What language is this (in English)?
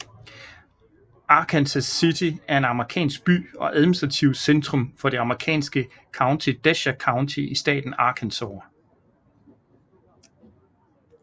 Danish